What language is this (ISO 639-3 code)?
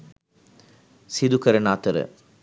sin